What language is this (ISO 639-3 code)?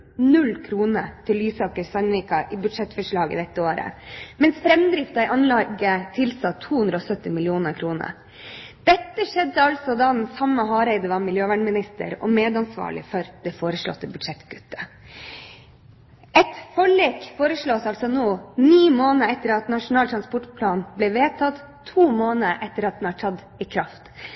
nob